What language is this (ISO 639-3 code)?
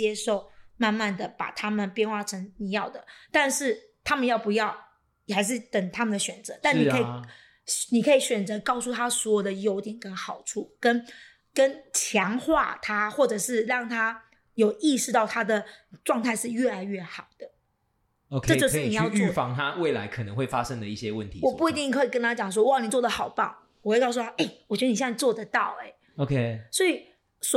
zho